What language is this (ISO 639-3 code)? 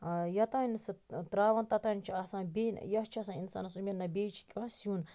kas